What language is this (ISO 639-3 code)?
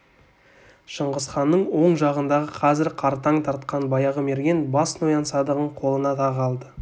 kaz